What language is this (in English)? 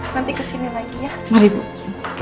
Indonesian